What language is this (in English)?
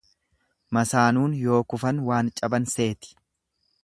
Oromo